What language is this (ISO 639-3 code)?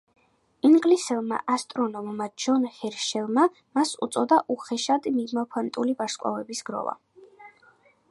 kat